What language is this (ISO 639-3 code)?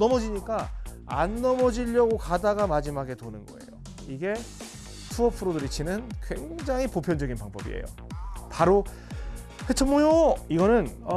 kor